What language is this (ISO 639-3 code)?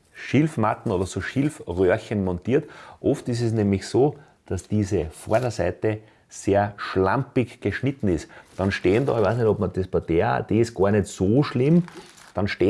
deu